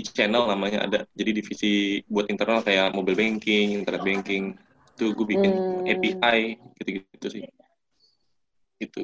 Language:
Indonesian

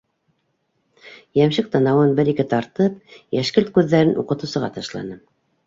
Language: Bashkir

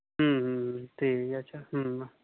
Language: Santali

